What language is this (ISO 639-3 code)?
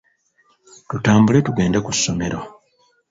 lug